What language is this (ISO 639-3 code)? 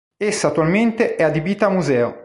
ita